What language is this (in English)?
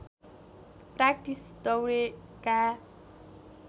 Nepali